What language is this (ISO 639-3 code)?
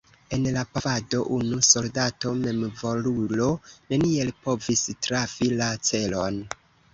epo